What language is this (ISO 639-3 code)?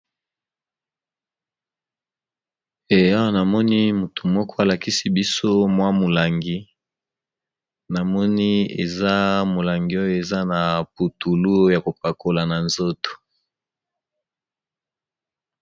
lin